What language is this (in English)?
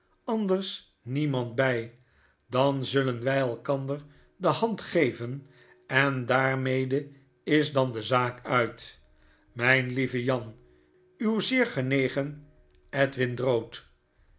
Dutch